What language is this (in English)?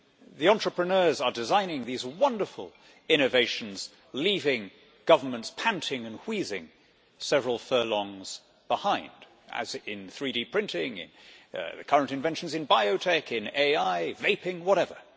English